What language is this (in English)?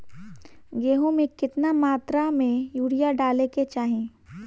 Bhojpuri